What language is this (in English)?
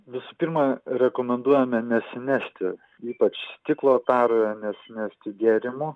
Lithuanian